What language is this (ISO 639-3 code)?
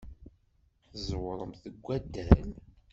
kab